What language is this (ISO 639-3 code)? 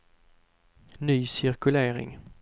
swe